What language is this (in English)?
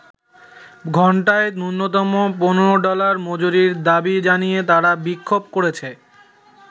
Bangla